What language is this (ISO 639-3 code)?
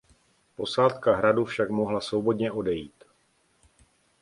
ces